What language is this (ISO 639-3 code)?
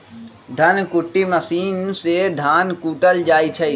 mag